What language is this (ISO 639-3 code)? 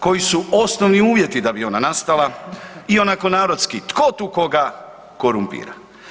hrv